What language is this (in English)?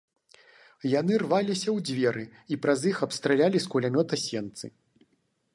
Belarusian